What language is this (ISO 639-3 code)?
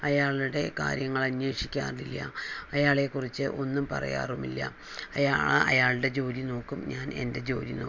mal